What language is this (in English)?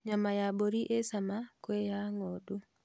Kikuyu